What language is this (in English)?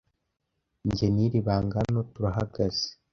Kinyarwanda